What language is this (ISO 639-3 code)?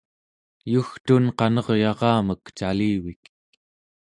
esu